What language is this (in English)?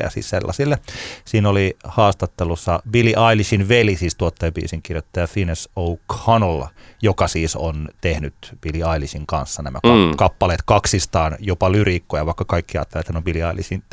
Finnish